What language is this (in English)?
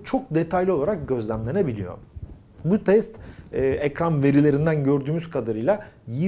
Turkish